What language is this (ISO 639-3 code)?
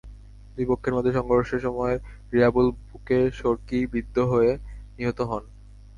ben